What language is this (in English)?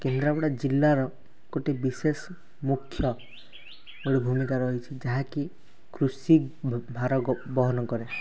Odia